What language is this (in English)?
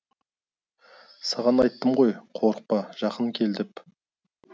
Kazakh